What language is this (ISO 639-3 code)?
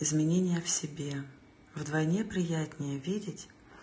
rus